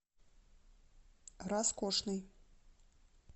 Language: Russian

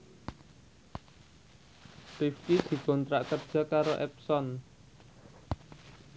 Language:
Javanese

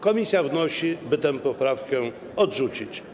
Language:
Polish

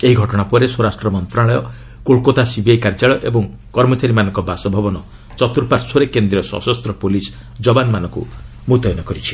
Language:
Odia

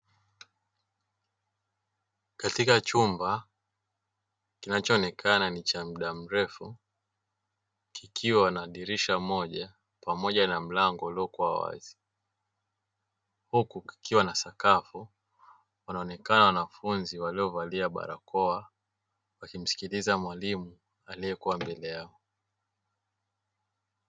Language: Swahili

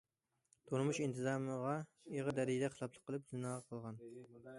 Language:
Uyghur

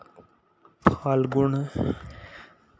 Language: Hindi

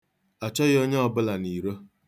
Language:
Igbo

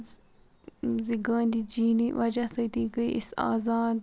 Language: Kashmiri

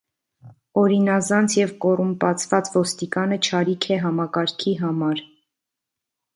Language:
Armenian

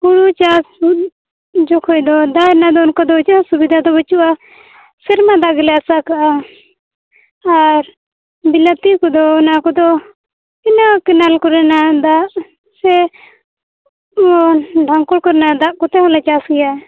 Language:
Santali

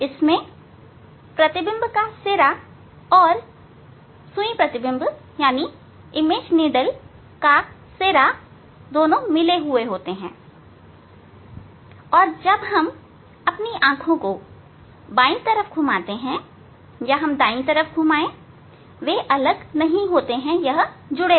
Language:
Hindi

